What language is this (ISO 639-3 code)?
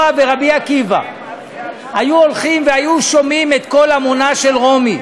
heb